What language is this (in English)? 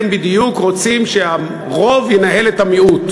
Hebrew